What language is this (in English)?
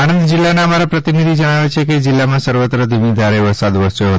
Gujarati